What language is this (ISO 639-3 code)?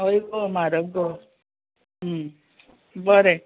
kok